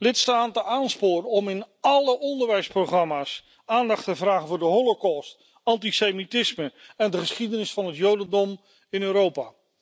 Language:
Dutch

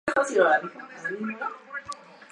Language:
Spanish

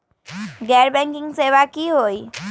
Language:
Magahi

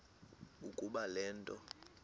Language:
Xhosa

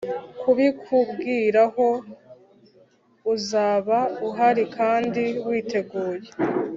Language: Kinyarwanda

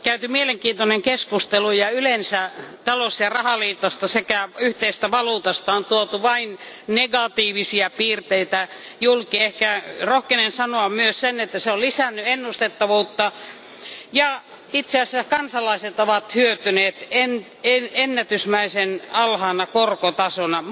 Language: Finnish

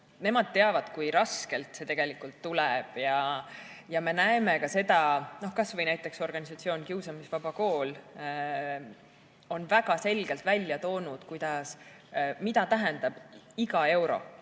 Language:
Estonian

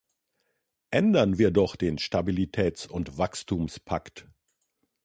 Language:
German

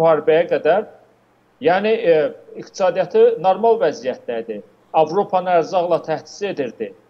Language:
Turkish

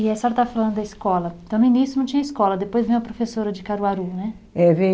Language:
Portuguese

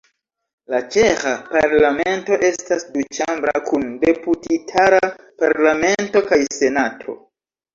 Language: Esperanto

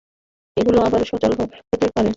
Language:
Bangla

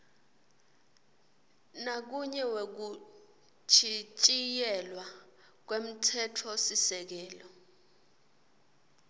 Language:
Swati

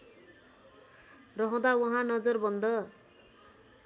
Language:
Nepali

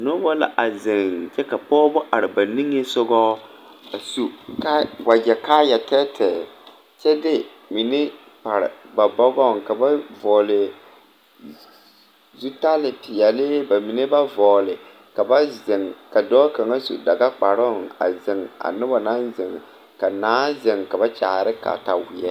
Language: Southern Dagaare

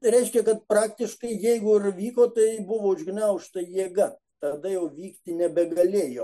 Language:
Lithuanian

